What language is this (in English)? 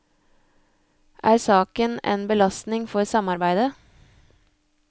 Norwegian